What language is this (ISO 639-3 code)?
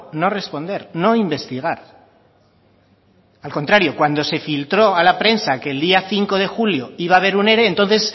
spa